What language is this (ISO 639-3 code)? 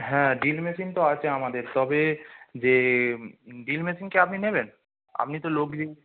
ben